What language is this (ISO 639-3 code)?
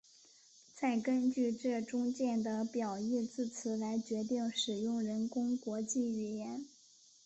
zho